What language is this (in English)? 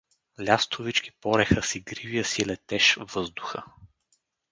Bulgarian